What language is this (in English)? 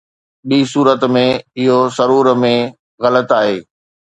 Sindhi